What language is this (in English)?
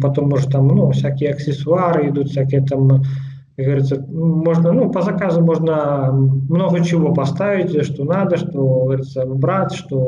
Russian